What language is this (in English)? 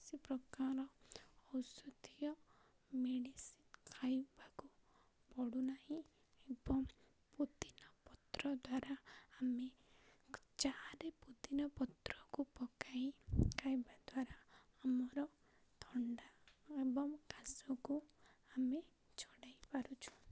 Odia